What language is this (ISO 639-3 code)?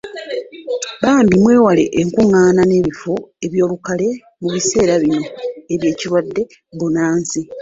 lug